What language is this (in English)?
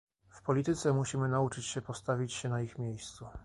Polish